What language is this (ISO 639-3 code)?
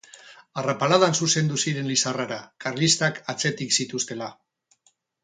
eus